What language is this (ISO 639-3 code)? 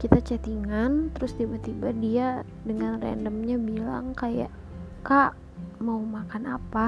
ind